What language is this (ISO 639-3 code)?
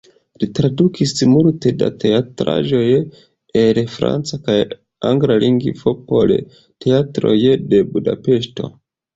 epo